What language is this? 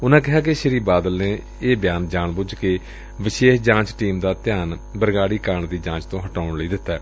Punjabi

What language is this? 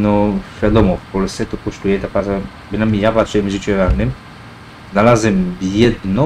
Polish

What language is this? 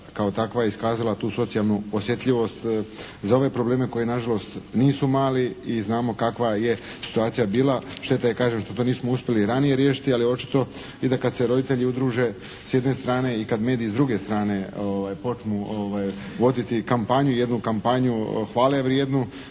Croatian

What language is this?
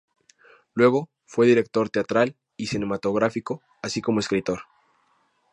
Spanish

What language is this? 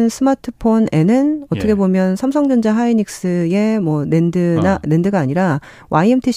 Korean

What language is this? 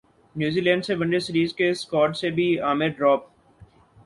Urdu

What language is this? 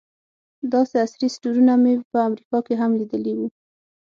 Pashto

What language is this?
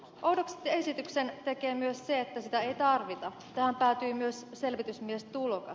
Finnish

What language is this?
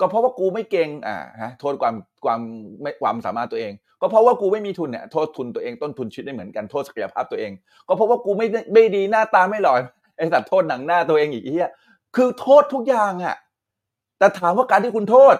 Thai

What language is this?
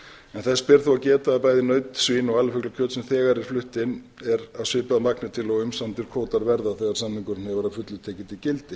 Icelandic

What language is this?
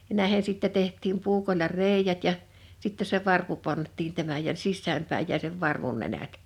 Finnish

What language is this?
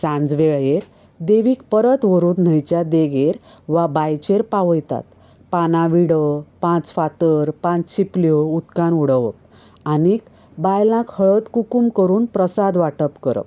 Konkani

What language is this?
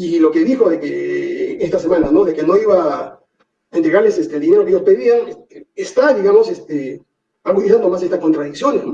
Spanish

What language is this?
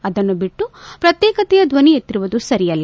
Kannada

